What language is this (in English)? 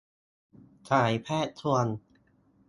Thai